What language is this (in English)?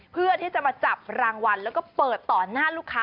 Thai